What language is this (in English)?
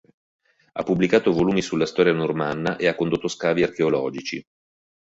Italian